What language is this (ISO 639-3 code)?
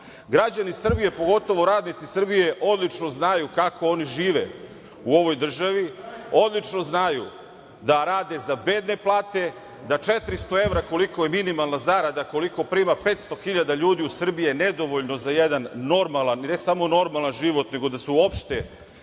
srp